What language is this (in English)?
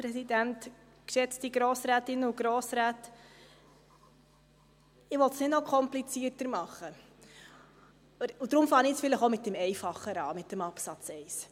Swiss German